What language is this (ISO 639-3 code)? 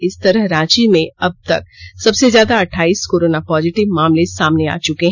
hin